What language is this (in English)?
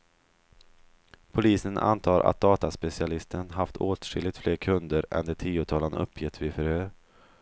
Swedish